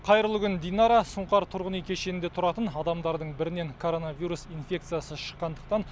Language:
Kazakh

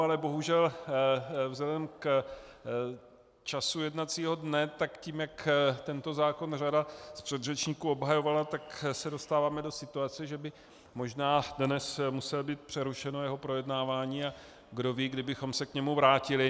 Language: Czech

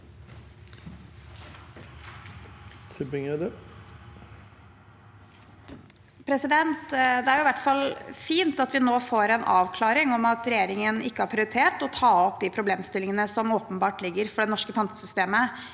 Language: Norwegian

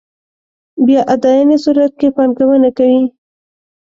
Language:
Pashto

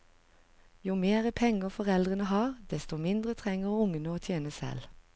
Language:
Norwegian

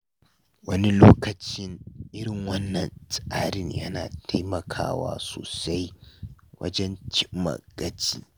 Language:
Hausa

